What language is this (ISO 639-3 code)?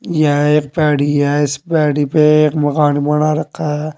hin